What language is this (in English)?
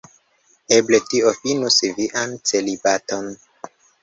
Esperanto